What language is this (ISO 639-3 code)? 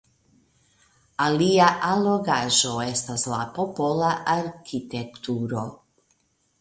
epo